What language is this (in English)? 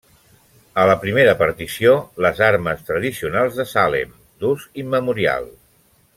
Catalan